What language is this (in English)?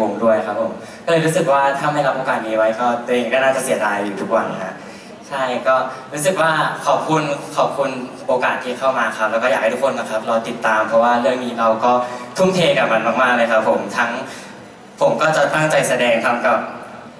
Thai